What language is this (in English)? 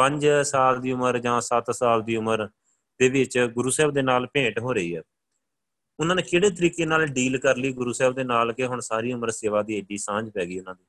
Punjabi